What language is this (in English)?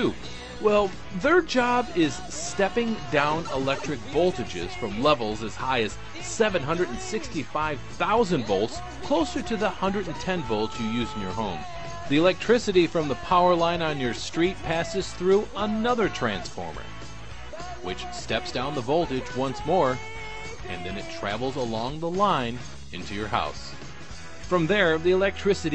English